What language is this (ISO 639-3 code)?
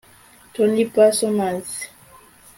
kin